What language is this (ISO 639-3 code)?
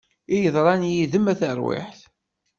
kab